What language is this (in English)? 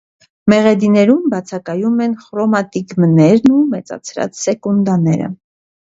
Armenian